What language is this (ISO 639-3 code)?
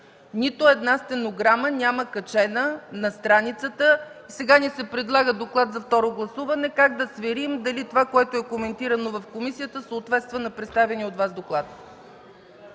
bul